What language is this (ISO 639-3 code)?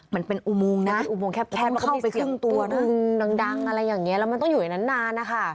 tha